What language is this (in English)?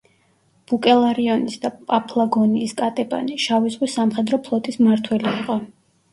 Georgian